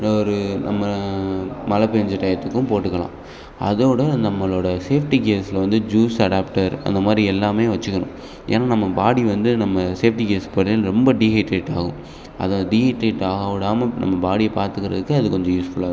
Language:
Tamil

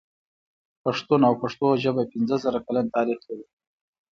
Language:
Pashto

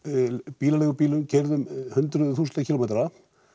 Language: Icelandic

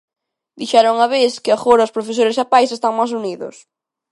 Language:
Galician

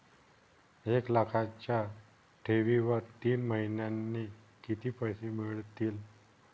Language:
Marathi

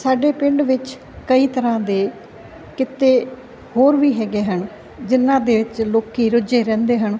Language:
Punjabi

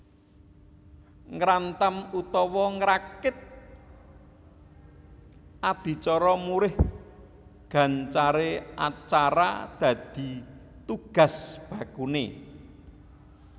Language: Javanese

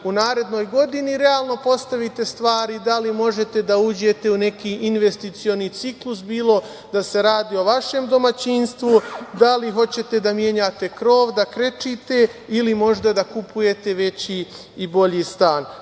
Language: Serbian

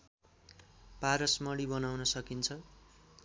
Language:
Nepali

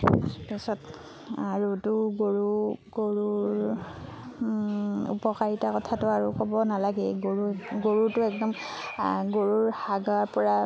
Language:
Assamese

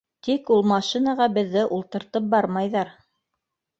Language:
Bashkir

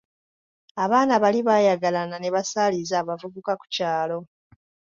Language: Ganda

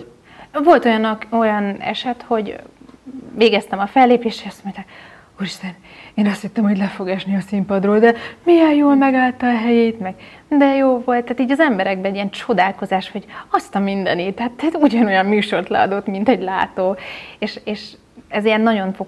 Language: Hungarian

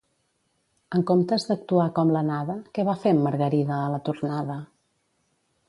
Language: Catalan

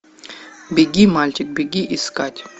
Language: Russian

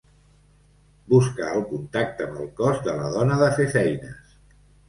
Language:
Catalan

